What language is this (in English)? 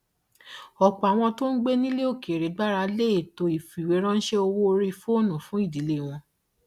Yoruba